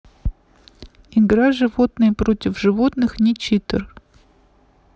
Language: Russian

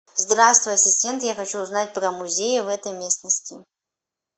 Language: Russian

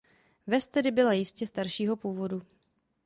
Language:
Czech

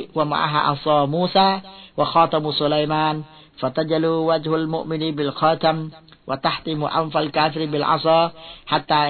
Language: Thai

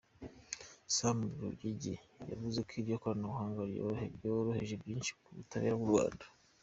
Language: Kinyarwanda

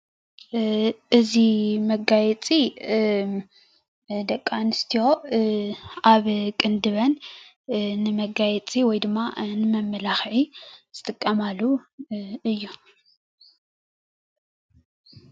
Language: Tigrinya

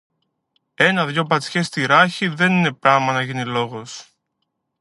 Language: Greek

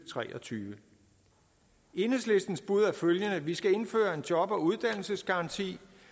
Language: Danish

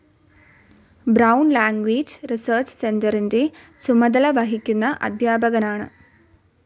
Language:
Malayalam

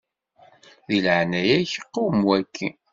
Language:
Kabyle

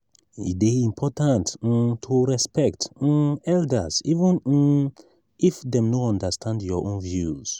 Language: Nigerian Pidgin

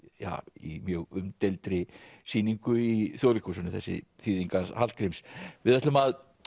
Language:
Icelandic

